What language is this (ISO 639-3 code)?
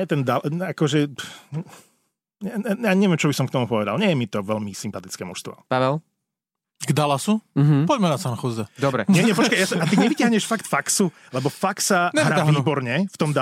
slk